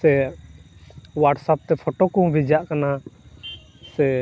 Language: Santali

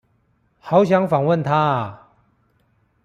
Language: Chinese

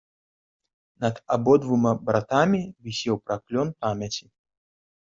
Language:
Belarusian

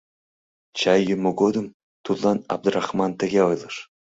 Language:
Mari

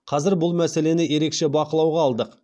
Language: Kazakh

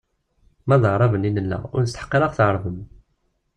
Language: Kabyle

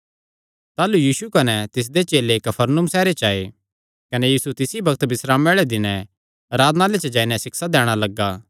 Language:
Kangri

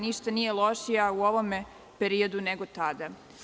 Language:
Serbian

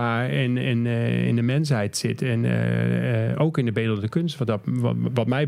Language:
Dutch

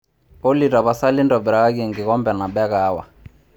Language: Masai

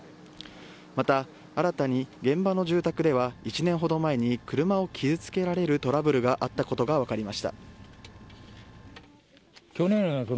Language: Japanese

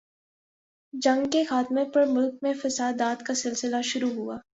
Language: Urdu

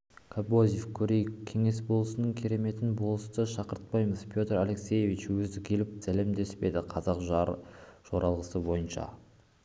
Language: Kazakh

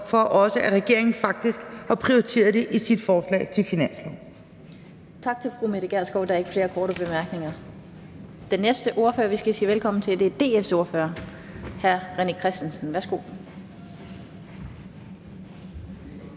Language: Danish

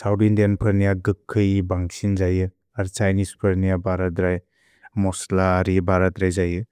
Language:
Bodo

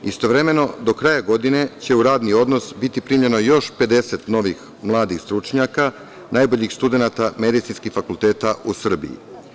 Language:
Serbian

